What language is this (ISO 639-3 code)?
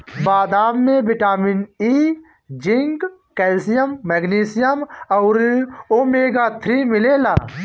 bho